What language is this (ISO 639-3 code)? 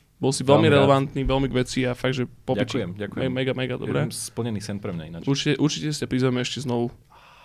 slk